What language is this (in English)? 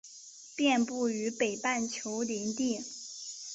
Chinese